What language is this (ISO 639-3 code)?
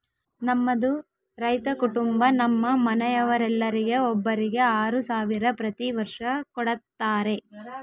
kan